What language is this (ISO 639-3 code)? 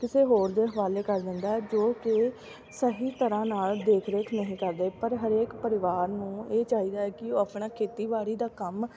pan